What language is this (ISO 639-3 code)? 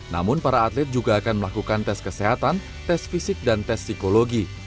ind